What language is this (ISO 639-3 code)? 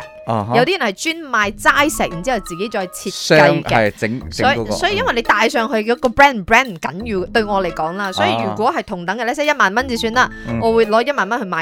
zho